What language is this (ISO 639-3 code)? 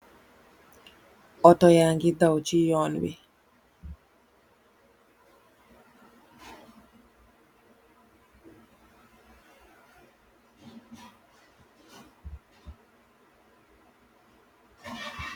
wol